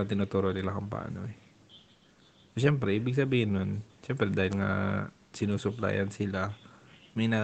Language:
Filipino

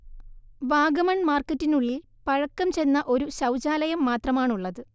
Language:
Malayalam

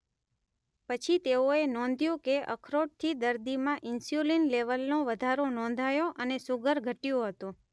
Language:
Gujarati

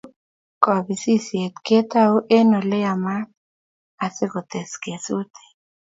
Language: Kalenjin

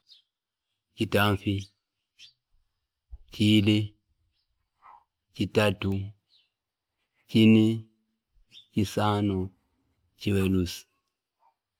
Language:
Fipa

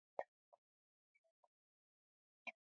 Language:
Musey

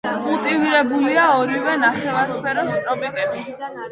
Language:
Georgian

